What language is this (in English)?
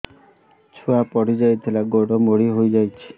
Odia